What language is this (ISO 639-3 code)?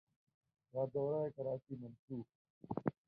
urd